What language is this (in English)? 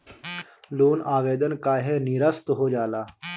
Bhojpuri